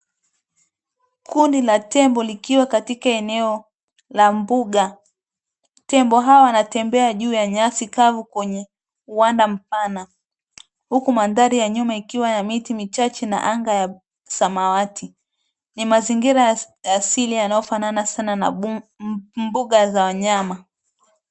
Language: Swahili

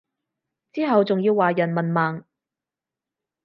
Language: Cantonese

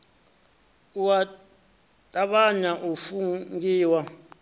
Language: Venda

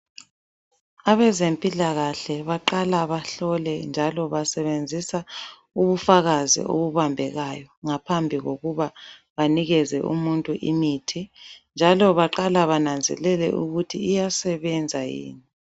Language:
North Ndebele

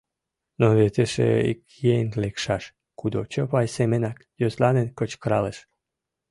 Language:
Mari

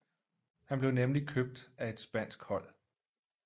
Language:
Danish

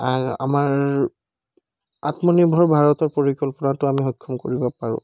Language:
Assamese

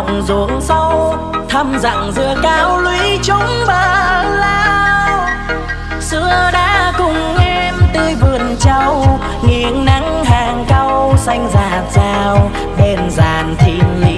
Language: Vietnamese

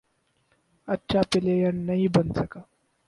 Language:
Urdu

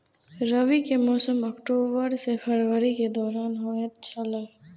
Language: Maithili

